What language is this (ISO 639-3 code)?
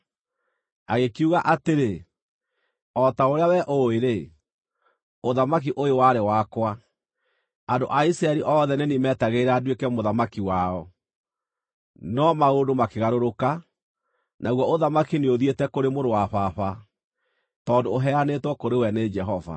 kik